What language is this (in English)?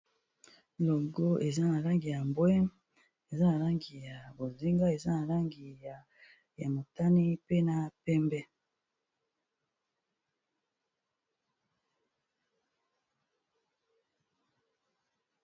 Lingala